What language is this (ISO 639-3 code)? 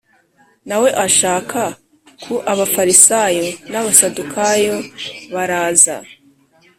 kin